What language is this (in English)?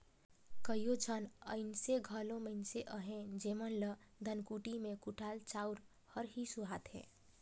Chhattisgarhi